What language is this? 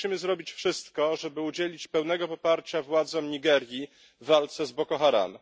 Polish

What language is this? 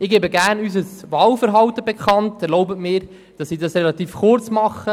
Swiss German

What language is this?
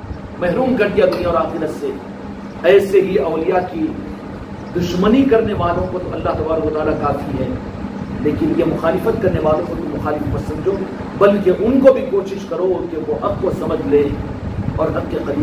Hindi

